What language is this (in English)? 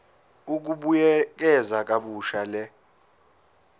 Zulu